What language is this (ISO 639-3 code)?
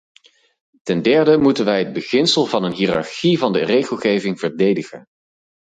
nld